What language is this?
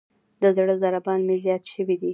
Pashto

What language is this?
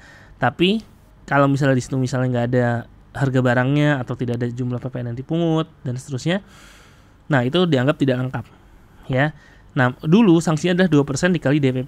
Indonesian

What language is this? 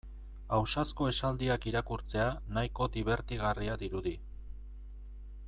Basque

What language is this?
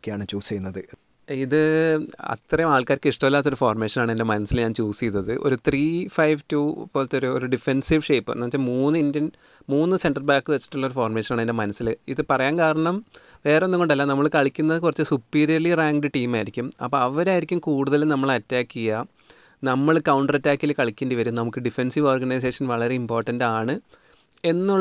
Malayalam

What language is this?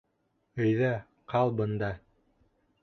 Bashkir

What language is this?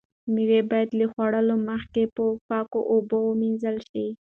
Pashto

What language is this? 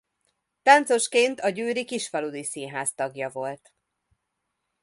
Hungarian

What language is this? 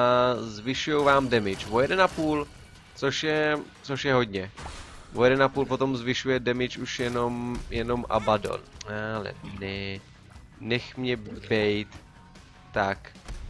Czech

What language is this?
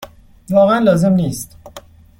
Persian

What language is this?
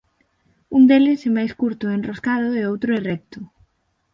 Galician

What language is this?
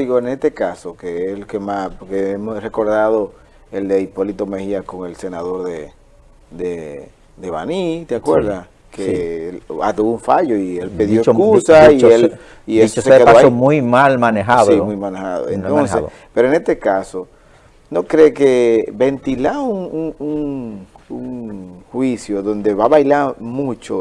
Spanish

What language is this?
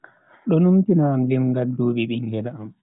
Bagirmi Fulfulde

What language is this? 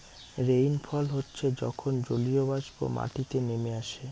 Bangla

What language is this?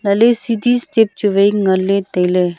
Wancho Naga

